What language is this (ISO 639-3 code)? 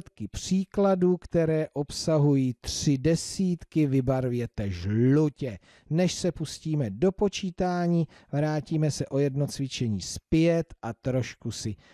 ces